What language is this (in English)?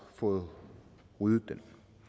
Danish